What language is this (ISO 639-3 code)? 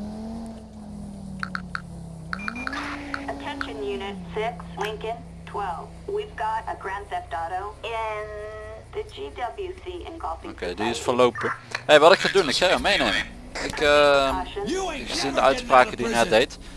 nld